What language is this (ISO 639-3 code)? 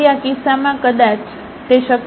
guj